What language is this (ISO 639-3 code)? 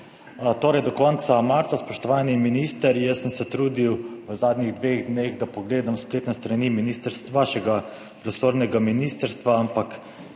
slv